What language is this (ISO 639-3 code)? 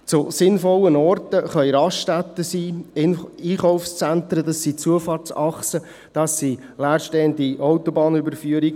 gsw